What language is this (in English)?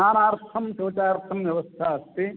Sanskrit